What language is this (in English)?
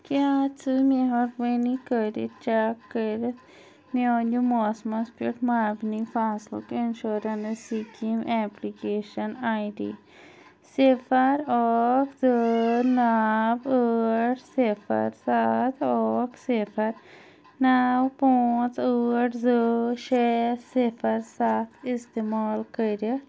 Kashmiri